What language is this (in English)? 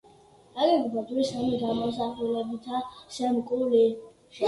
Georgian